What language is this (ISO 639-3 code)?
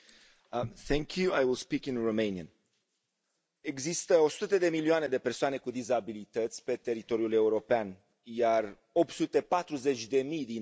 ron